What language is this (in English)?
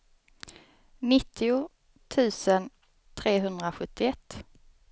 Swedish